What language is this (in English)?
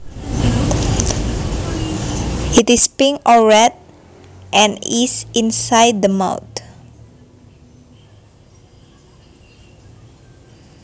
Javanese